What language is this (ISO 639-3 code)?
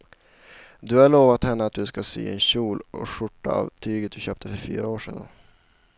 swe